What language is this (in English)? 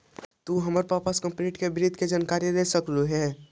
Magahi